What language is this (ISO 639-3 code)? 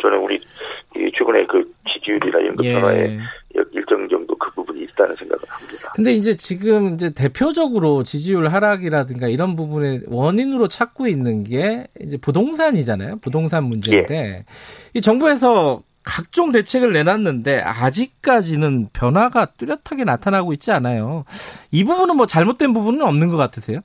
kor